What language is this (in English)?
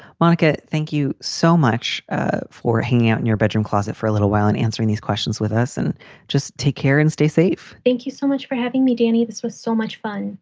English